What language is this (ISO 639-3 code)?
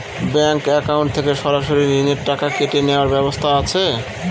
ben